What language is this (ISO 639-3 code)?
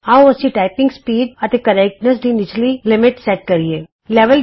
pan